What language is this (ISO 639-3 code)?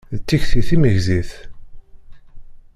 kab